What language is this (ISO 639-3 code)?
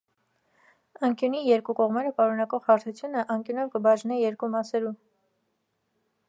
hye